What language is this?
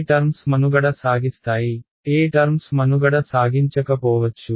Telugu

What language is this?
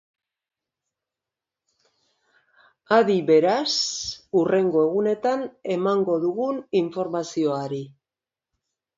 Basque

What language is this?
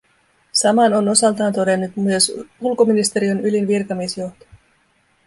Finnish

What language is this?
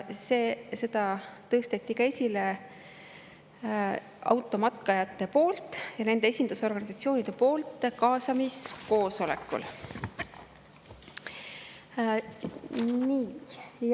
Estonian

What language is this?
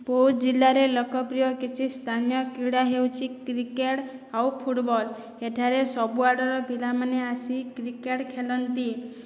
Odia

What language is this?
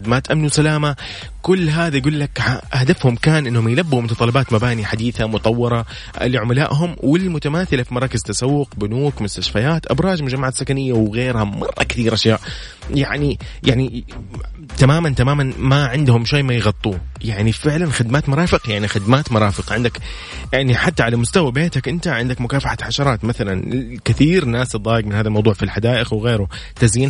Arabic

